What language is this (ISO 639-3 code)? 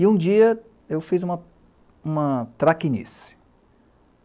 por